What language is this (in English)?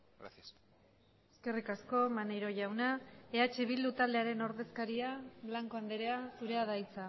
Basque